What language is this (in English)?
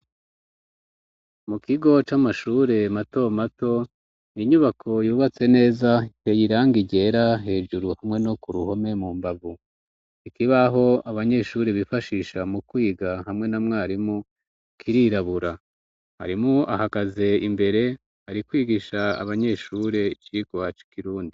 Rundi